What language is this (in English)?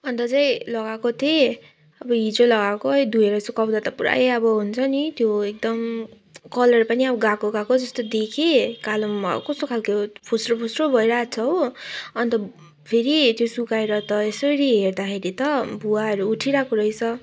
Nepali